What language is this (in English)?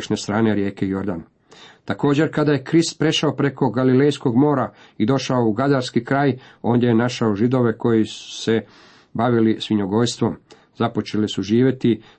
Croatian